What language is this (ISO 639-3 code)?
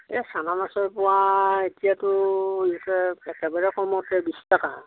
asm